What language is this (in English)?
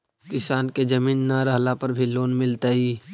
Magahi